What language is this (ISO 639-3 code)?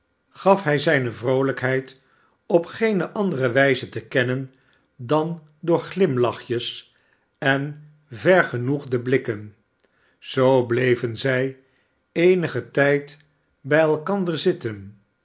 nld